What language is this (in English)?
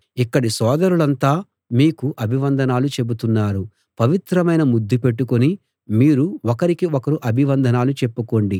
Telugu